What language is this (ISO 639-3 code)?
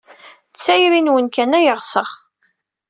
kab